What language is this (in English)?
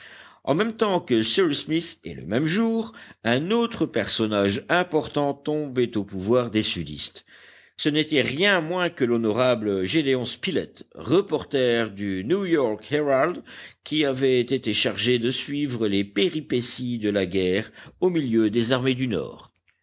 French